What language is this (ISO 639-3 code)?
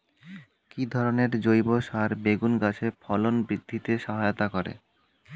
ben